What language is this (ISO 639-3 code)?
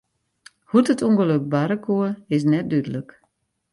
fry